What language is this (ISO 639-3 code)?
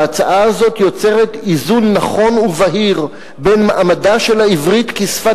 heb